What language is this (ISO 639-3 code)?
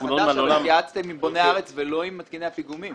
heb